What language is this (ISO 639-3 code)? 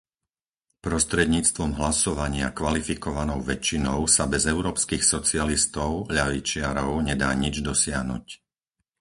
slk